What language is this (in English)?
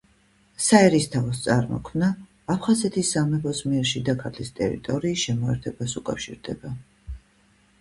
Georgian